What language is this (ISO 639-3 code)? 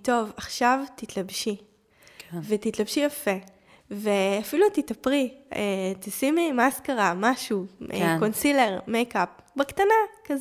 heb